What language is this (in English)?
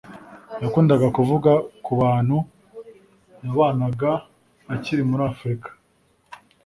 Kinyarwanda